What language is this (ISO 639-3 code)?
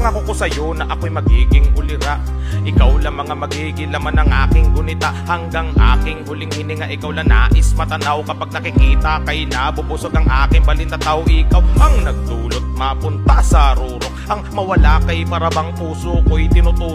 fil